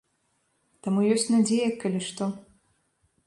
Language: Belarusian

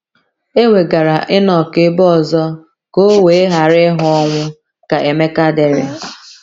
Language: Igbo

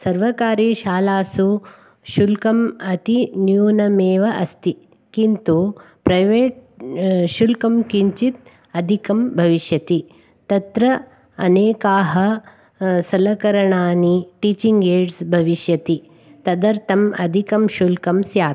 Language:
Sanskrit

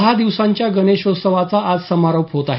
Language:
Marathi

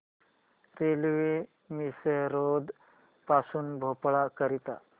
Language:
Marathi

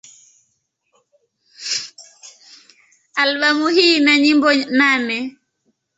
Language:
Swahili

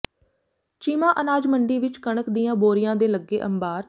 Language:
Punjabi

